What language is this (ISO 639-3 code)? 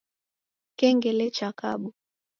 dav